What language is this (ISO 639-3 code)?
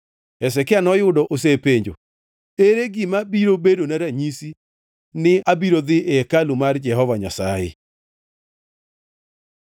luo